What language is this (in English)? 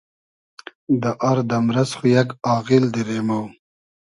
Hazaragi